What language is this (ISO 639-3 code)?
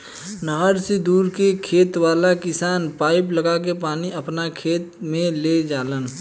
bho